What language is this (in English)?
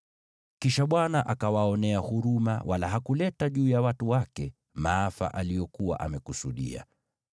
Swahili